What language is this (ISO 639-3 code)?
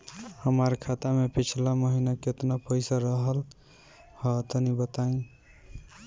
bho